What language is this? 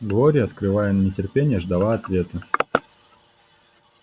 Russian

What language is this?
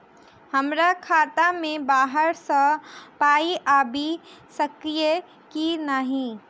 Maithili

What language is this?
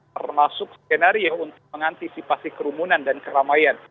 Indonesian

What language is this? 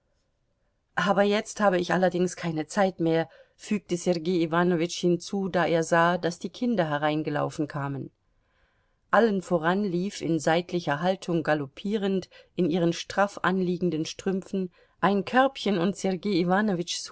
German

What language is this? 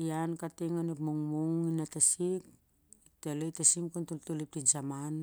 Siar-Lak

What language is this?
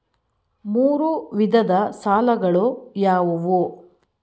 Kannada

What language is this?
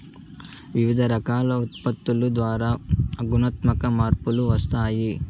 Telugu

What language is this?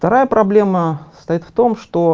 Russian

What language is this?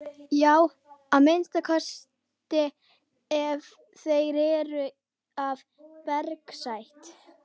Icelandic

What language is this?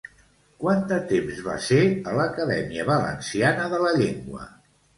Catalan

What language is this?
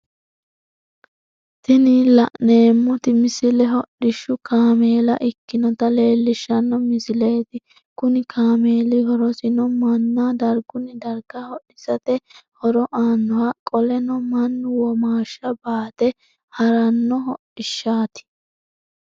Sidamo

